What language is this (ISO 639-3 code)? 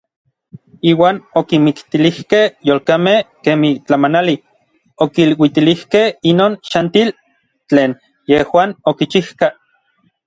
nlv